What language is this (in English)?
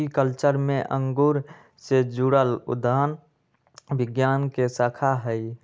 Magahi